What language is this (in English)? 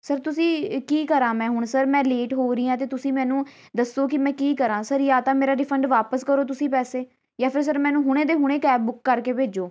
Punjabi